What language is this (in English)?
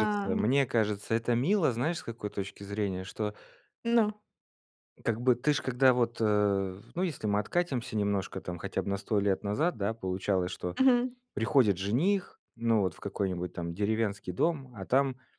Russian